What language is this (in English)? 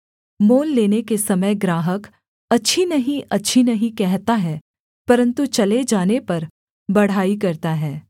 Hindi